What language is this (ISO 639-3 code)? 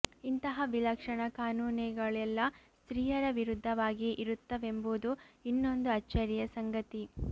kan